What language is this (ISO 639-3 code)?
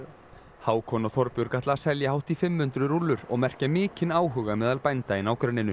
isl